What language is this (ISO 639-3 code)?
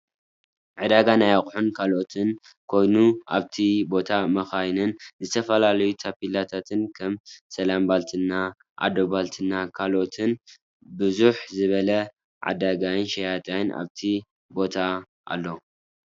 tir